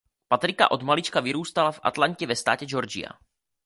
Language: Czech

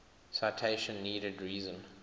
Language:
English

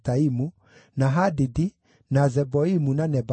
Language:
Kikuyu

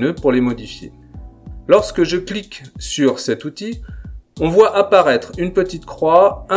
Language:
French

